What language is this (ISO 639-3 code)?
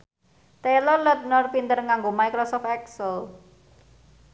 jav